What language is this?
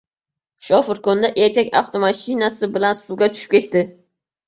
Uzbek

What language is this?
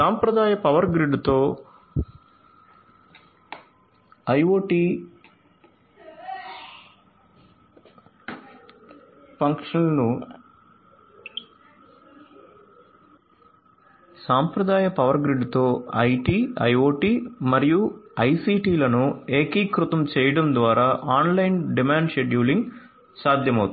Telugu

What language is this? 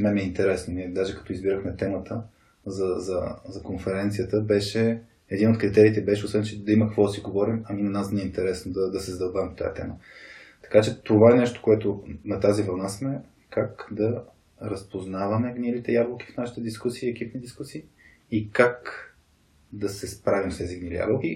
Bulgarian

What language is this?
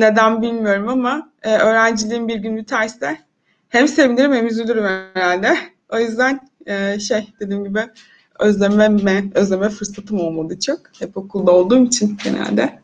Turkish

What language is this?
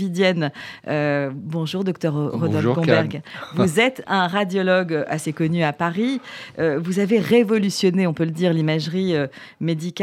French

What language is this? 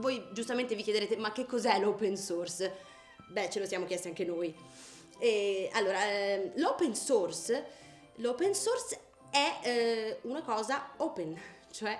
Italian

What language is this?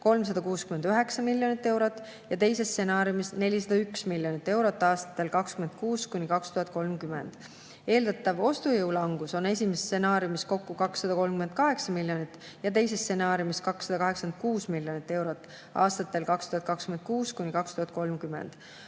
Estonian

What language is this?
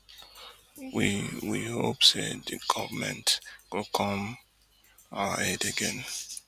Nigerian Pidgin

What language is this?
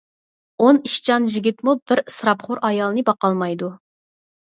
Uyghur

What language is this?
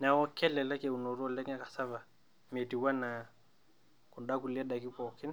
Masai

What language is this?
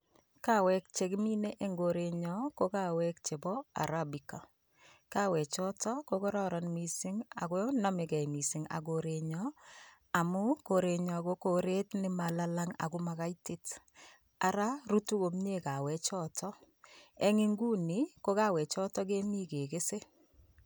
Kalenjin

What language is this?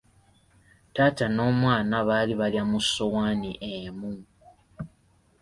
Ganda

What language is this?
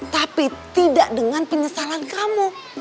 Indonesian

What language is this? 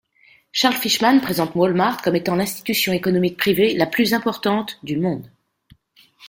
French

